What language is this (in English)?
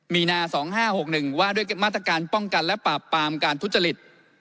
Thai